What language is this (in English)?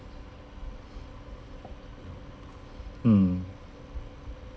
English